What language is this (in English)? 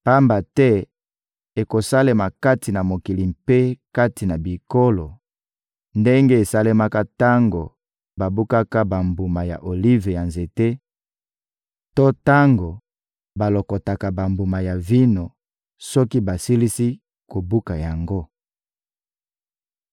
Lingala